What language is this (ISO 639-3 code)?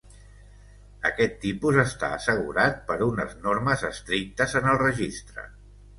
cat